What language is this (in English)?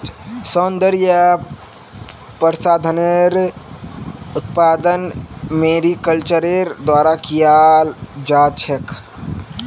Magahi